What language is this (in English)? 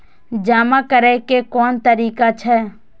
Maithili